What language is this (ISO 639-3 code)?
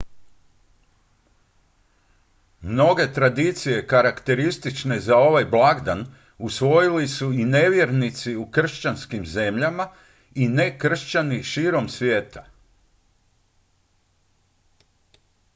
hrv